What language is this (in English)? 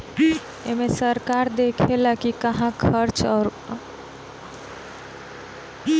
Bhojpuri